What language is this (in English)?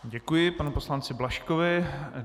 Czech